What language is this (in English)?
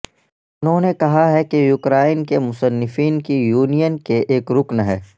Urdu